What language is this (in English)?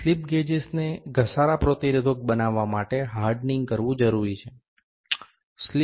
Gujarati